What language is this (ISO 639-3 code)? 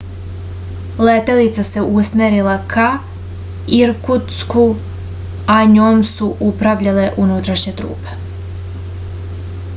srp